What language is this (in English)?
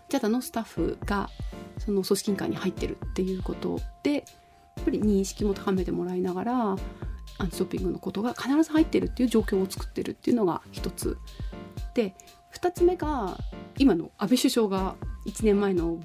Japanese